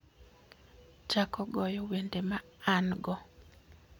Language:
Luo (Kenya and Tanzania)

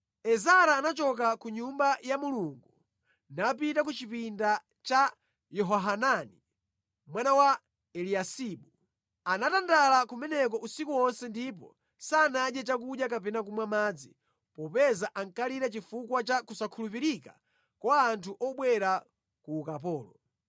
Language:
Nyanja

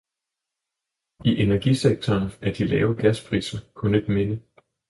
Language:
Danish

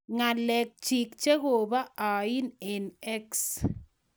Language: Kalenjin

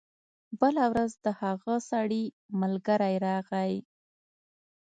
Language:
Pashto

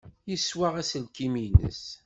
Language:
Kabyle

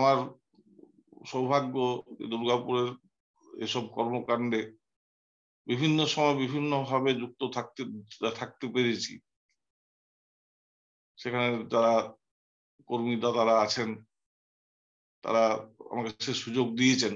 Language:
Vietnamese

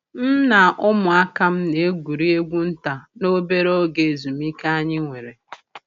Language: Igbo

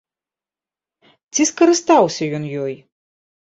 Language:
Belarusian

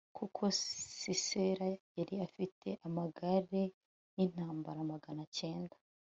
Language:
Kinyarwanda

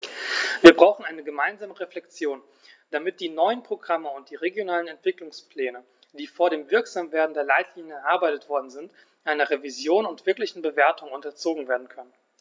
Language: German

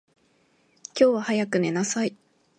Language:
Japanese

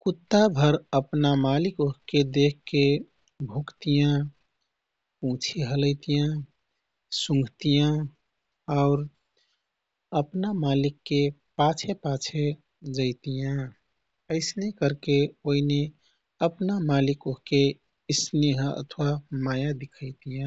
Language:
Kathoriya Tharu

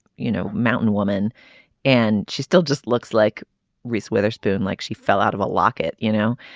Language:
English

